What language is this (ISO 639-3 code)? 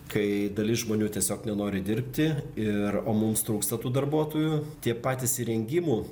lit